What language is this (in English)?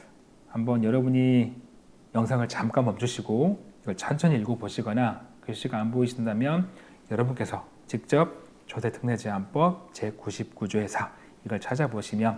Korean